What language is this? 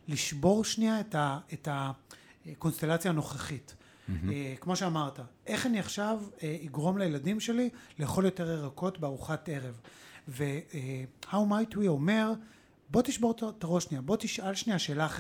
Hebrew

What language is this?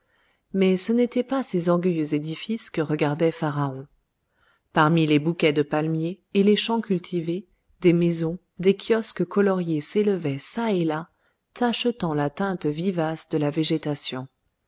French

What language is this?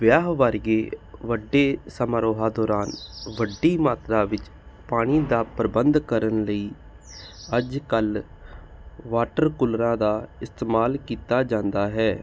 Punjabi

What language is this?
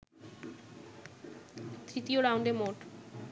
Bangla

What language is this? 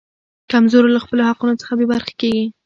Pashto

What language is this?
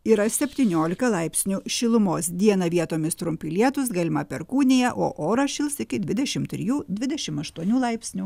Lithuanian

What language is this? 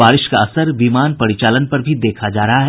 Hindi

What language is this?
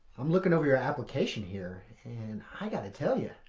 English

